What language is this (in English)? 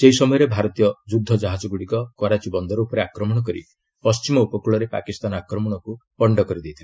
Odia